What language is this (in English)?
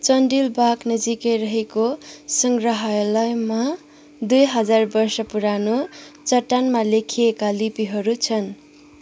Nepali